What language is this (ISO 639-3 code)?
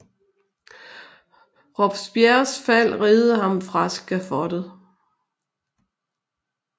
dan